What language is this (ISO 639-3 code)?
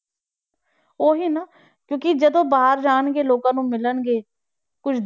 pan